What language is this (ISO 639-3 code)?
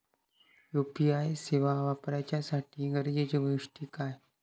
mar